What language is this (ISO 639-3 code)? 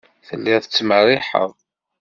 kab